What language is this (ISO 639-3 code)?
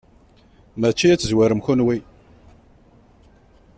kab